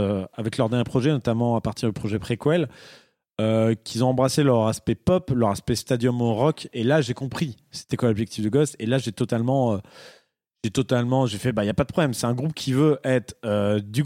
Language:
French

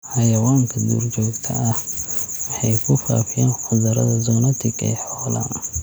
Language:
Somali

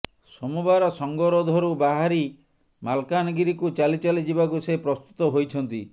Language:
Odia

